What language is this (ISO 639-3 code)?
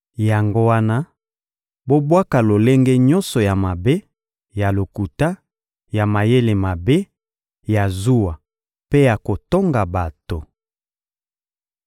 lin